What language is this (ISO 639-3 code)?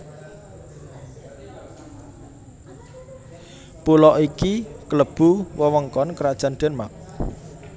jav